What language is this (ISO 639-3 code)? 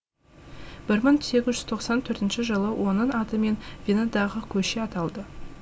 kaz